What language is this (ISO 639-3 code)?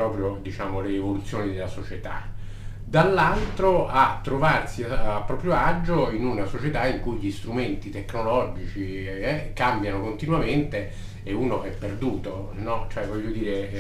ita